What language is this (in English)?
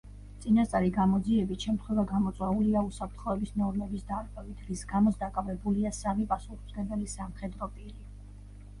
Georgian